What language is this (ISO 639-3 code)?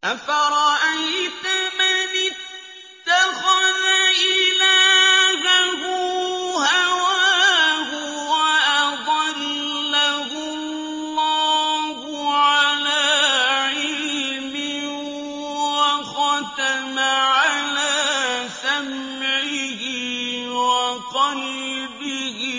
ara